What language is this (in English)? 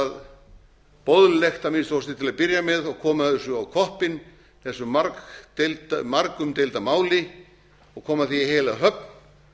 Icelandic